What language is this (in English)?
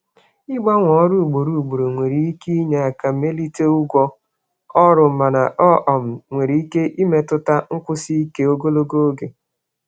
Igbo